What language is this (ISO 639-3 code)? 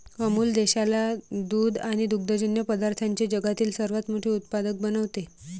mar